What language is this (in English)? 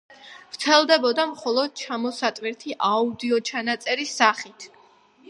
Georgian